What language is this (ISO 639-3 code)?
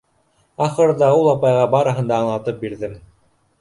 bak